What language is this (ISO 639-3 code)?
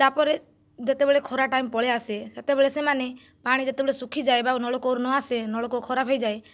ori